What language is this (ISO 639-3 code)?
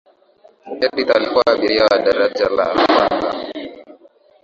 swa